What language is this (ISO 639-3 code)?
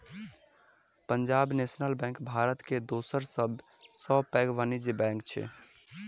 mai